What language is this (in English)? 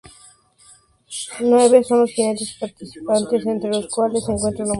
Spanish